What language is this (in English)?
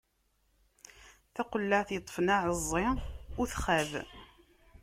Kabyle